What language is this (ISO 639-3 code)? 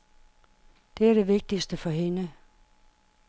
dan